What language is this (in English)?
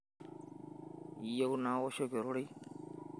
Masai